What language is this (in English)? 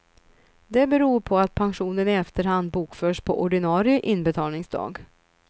Swedish